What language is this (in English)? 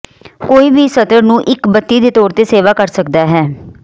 Punjabi